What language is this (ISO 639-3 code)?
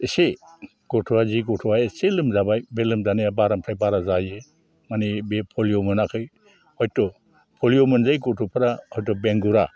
brx